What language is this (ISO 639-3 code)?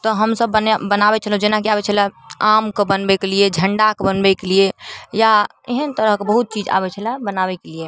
mai